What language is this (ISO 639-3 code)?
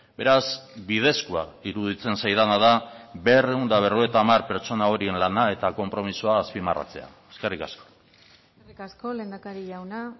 eus